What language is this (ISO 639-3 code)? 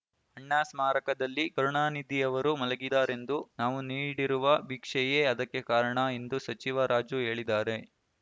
kan